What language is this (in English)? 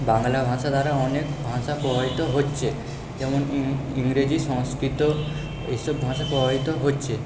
Bangla